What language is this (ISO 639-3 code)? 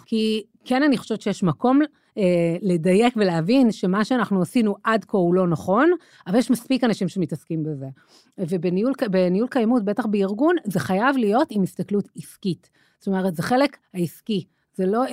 heb